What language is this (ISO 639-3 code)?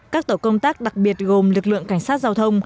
vie